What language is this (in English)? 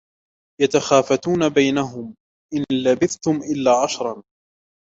Arabic